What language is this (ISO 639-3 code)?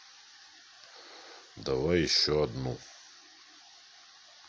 rus